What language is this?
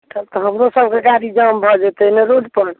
Maithili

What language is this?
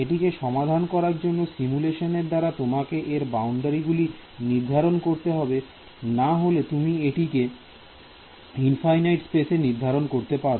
Bangla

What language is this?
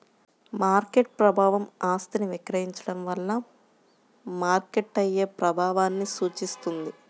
Telugu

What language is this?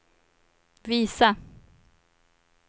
Swedish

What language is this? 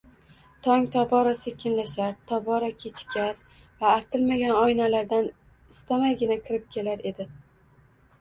Uzbek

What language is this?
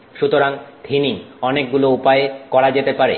Bangla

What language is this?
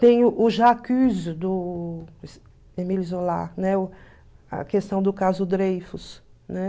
Portuguese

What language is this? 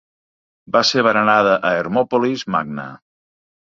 Catalan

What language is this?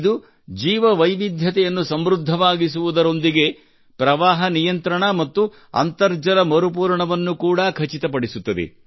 Kannada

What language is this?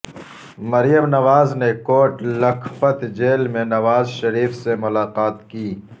Urdu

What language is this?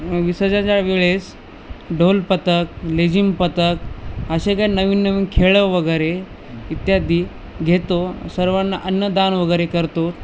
Marathi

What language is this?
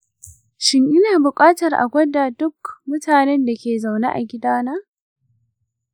Hausa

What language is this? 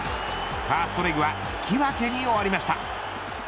Japanese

